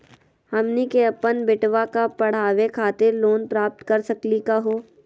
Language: Magahi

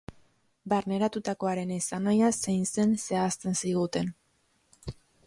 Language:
Basque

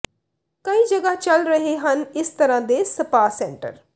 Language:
Punjabi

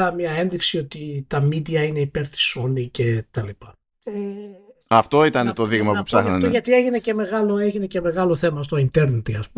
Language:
Greek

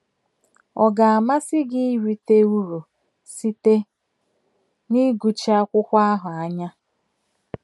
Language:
Igbo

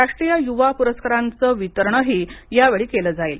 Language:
Marathi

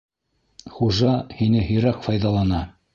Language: Bashkir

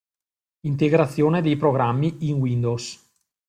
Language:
Italian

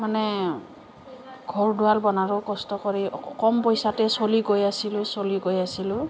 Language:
Assamese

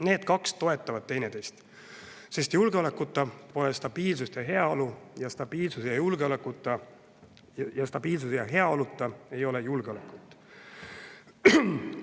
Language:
Estonian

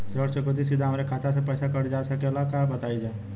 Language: Bhojpuri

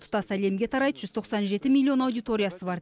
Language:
Kazakh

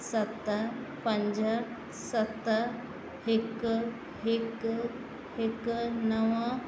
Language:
Sindhi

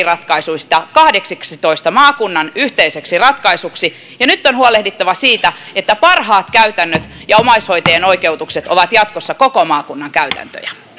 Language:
Finnish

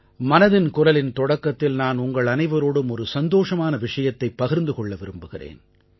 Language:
Tamil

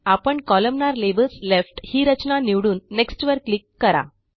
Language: Marathi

